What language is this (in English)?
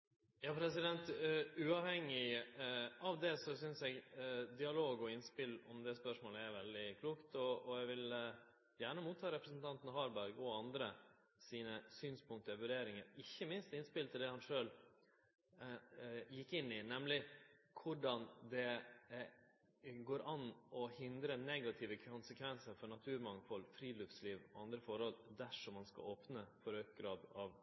Norwegian